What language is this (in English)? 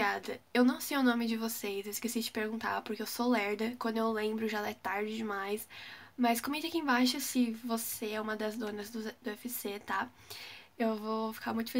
Portuguese